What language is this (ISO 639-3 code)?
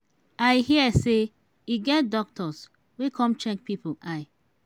pcm